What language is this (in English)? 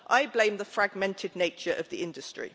English